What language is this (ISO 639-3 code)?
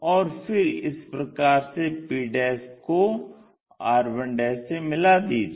hin